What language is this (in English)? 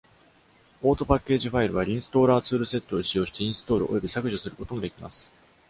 Japanese